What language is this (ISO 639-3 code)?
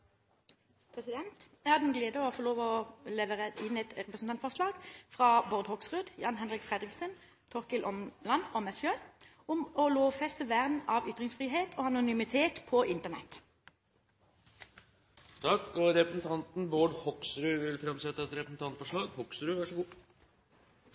nor